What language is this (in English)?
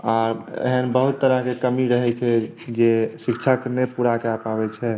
Maithili